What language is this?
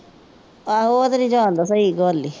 Punjabi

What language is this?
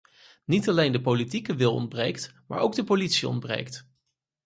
Dutch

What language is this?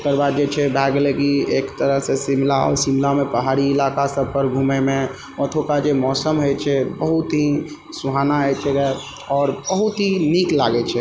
Maithili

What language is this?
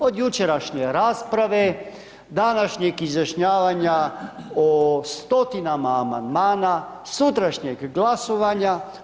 Croatian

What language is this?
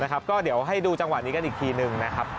Thai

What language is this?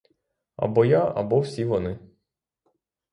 Ukrainian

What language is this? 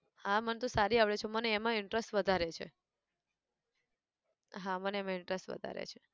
Gujarati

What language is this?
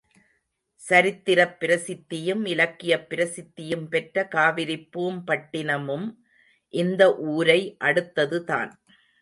Tamil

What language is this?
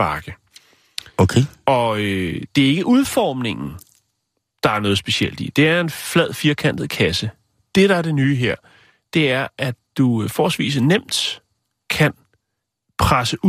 Danish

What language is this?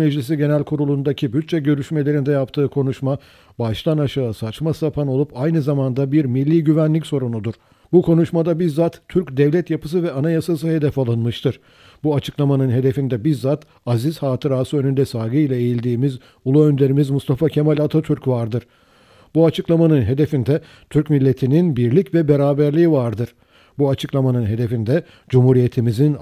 Turkish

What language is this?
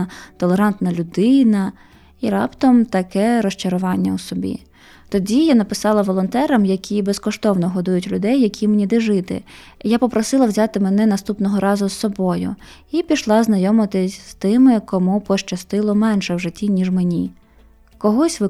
Ukrainian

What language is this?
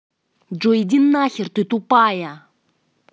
Russian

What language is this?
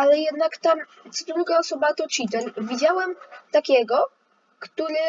Polish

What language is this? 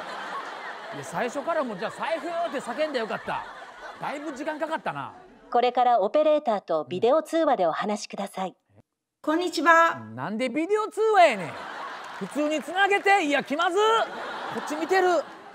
Japanese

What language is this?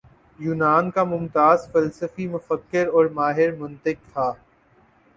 Urdu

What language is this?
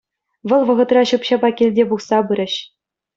Chuvash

